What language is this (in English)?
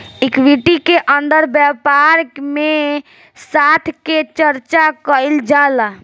Bhojpuri